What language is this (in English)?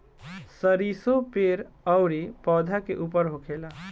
Bhojpuri